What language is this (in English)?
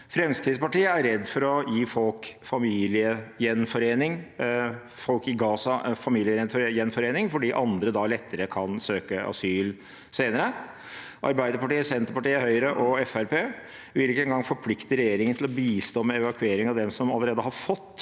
Norwegian